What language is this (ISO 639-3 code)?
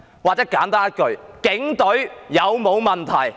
yue